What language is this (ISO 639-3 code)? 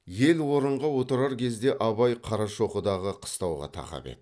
kaz